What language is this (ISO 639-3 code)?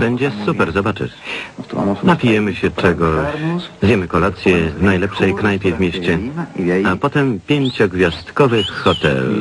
pol